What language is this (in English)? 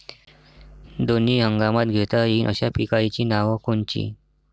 Marathi